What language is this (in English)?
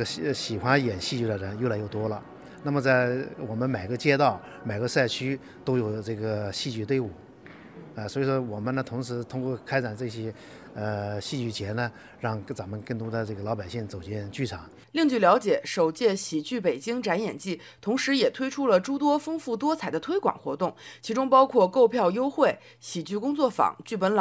Chinese